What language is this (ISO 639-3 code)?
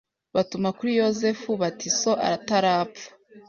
kin